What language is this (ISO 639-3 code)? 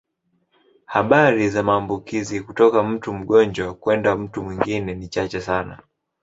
swa